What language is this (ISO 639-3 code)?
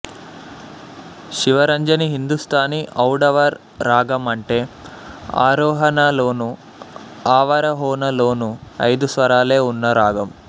tel